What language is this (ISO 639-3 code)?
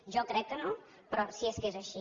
cat